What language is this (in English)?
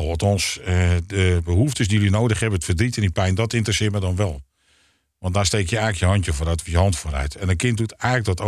Dutch